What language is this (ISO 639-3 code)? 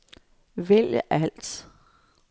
dan